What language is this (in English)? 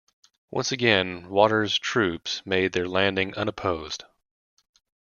English